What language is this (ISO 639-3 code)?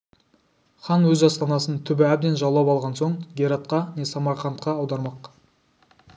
kaz